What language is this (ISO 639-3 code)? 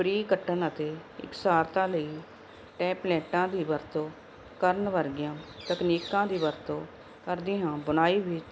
pan